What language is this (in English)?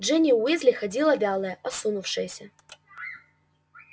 Russian